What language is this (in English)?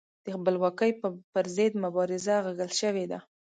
Pashto